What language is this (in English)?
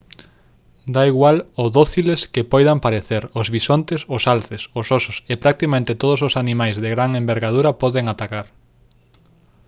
Galician